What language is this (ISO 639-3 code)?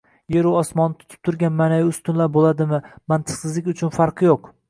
uzb